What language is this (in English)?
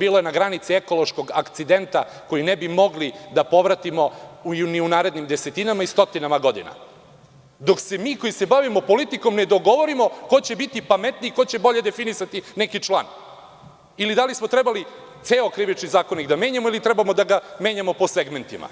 Serbian